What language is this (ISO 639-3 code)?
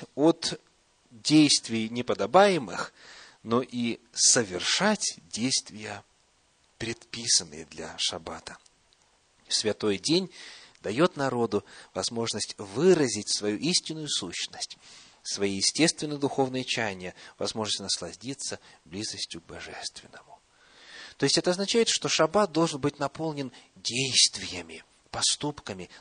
rus